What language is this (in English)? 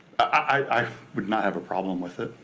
English